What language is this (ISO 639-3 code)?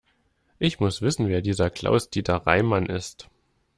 deu